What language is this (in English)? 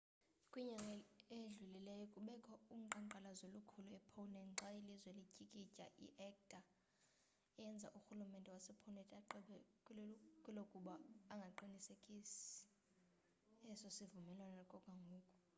Xhosa